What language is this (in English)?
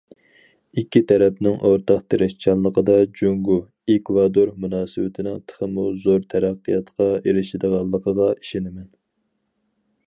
Uyghur